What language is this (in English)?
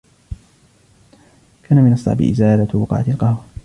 Arabic